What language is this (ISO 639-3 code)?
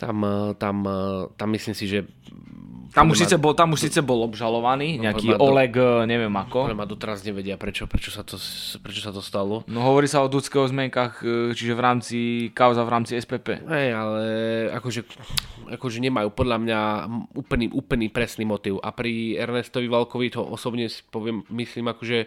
slk